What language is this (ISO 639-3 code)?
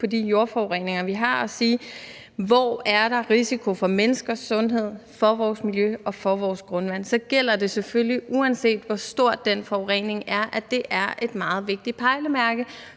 dan